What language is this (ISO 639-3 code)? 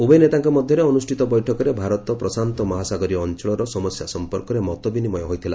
ori